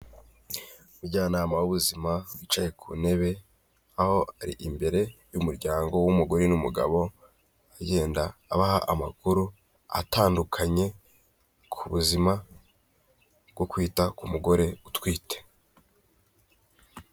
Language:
Kinyarwanda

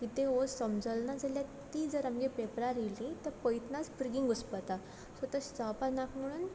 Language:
Konkani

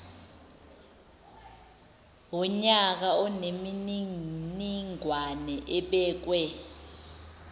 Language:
Zulu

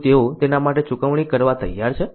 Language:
Gujarati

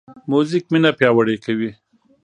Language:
Pashto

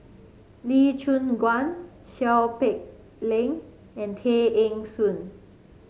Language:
English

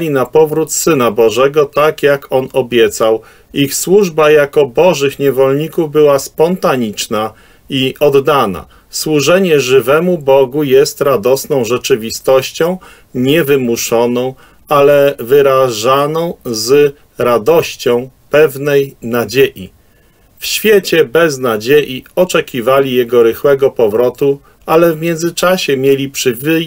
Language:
Polish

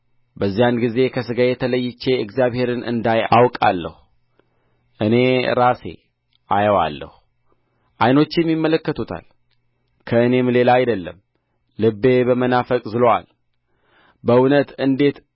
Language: Amharic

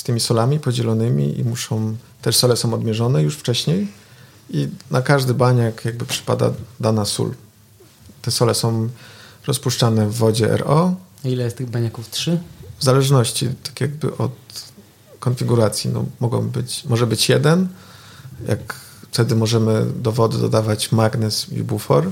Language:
Polish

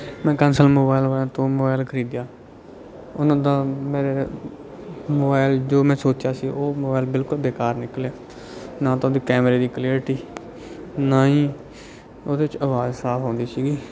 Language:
Punjabi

